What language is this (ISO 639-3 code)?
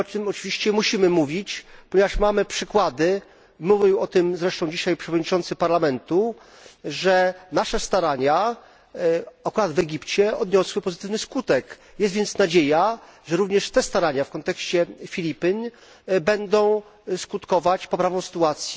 pol